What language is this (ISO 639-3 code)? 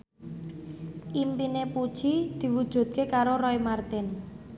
jav